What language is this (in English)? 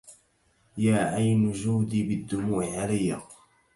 Arabic